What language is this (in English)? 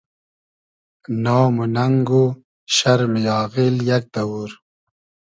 Hazaragi